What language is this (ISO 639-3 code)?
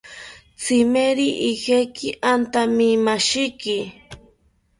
cpy